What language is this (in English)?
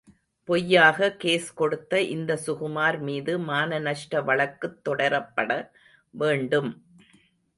Tamil